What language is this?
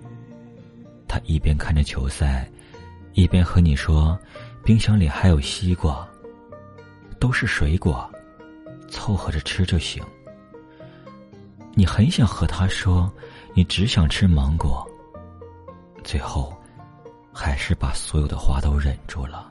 Chinese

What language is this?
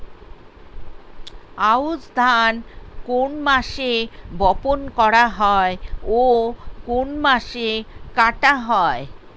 Bangla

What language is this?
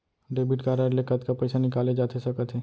Chhattisgarhi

